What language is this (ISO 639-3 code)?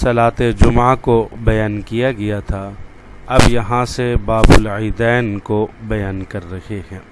urd